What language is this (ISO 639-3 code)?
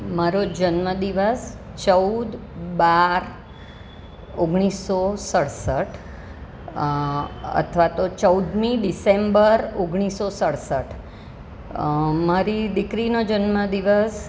guj